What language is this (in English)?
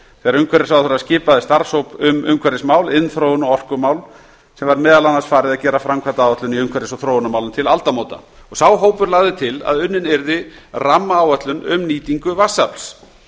Icelandic